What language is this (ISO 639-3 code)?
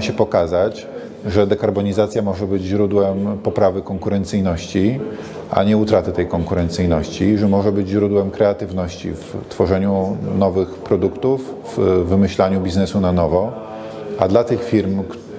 pol